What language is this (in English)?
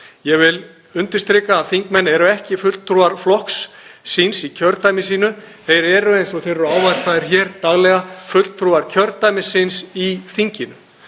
Icelandic